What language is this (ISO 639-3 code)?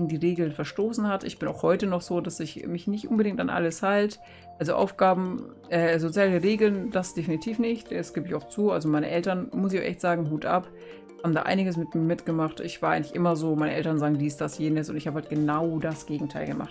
deu